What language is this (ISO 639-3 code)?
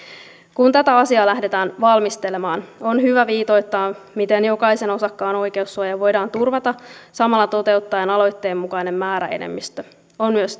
fin